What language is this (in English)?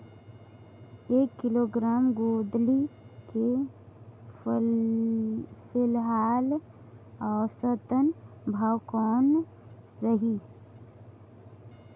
Chhattisgarhi